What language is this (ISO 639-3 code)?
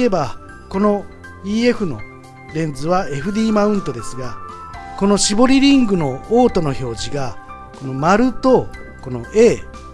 jpn